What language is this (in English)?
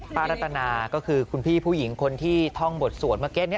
Thai